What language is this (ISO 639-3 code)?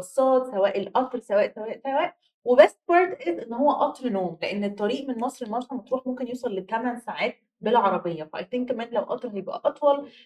ara